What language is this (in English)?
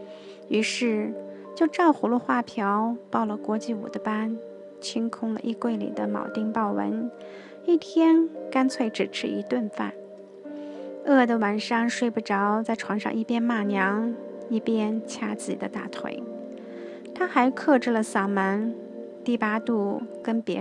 Chinese